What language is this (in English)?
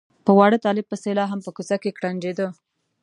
Pashto